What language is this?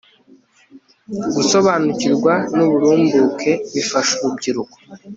Kinyarwanda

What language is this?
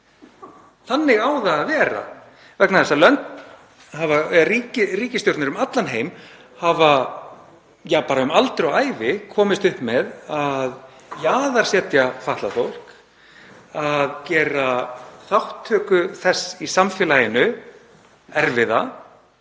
Icelandic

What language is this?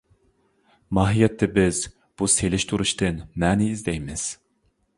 Uyghur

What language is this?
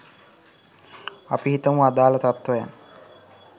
Sinhala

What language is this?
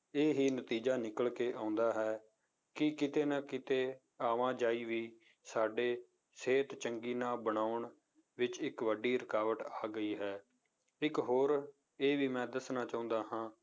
Punjabi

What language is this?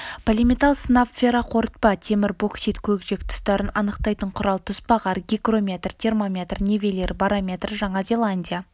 Kazakh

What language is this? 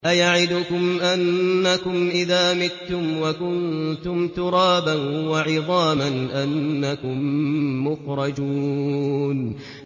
Arabic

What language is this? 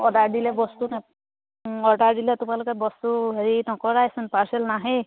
Assamese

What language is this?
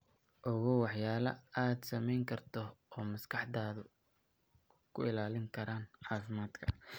Somali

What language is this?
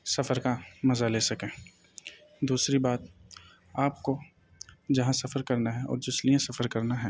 Urdu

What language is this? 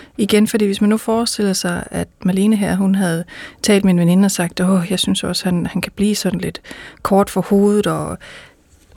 Danish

